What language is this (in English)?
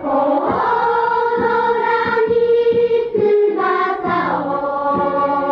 Chinese